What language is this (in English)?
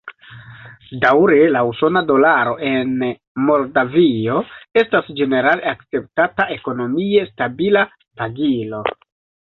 Esperanto